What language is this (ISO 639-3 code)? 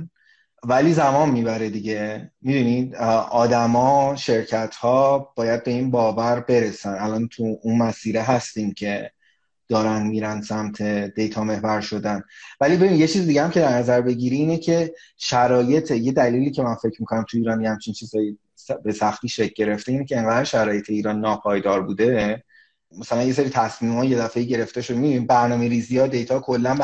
fas